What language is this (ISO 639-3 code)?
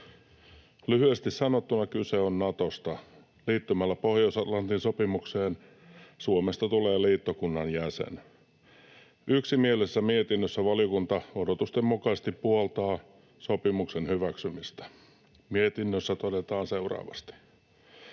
fin